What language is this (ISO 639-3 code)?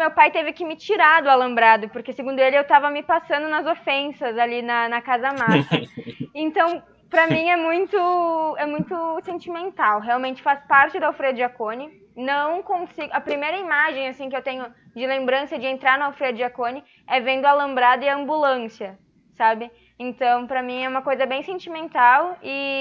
por